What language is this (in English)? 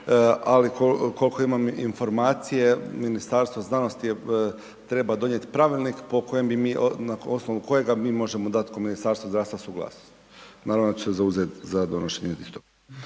Croatian